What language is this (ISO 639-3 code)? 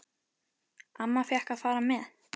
isl